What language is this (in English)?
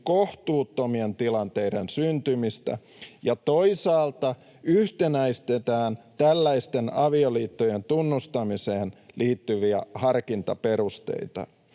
Finnish